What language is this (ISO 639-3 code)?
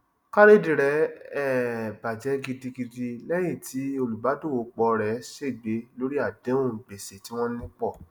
yor